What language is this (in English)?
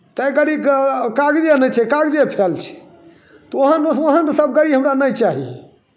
Maithili